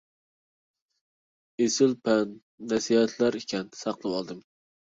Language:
Uyghur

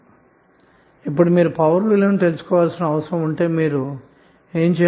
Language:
Telugu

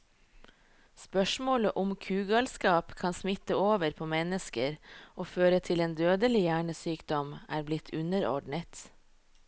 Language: Norwegian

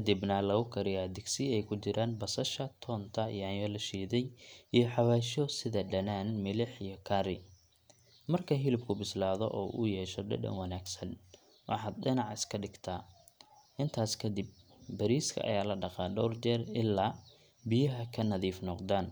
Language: Somali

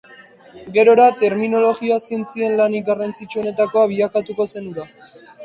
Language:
Basque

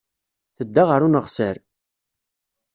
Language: Kabyle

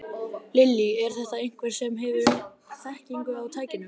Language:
Icelandic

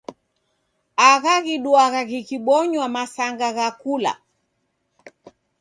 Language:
Taita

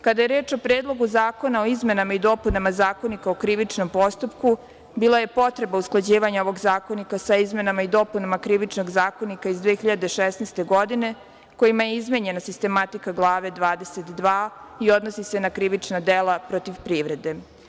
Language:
Serbian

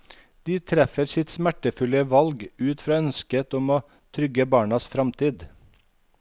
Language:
Norwegian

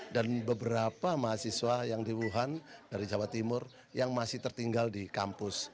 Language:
Indonesian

